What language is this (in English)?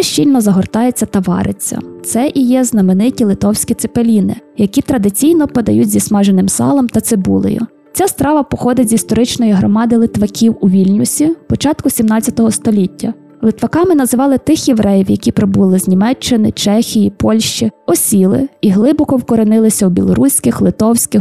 Ukrainian